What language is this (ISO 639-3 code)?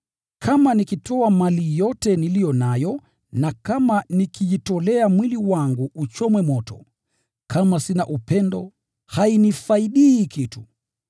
swa